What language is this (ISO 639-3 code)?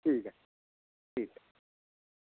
doi